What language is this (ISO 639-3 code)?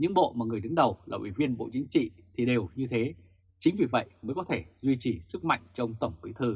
vie